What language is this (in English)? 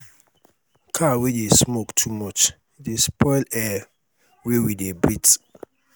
Nigerian Pidgin